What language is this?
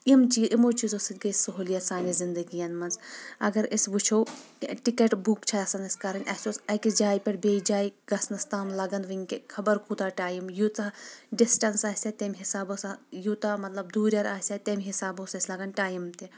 Kashmiri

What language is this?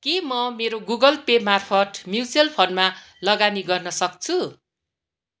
Nepali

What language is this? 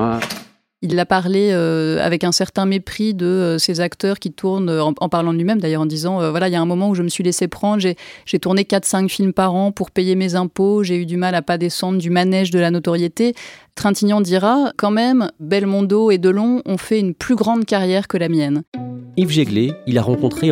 French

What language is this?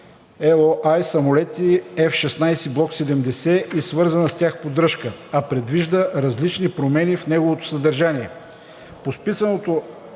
Bulgarian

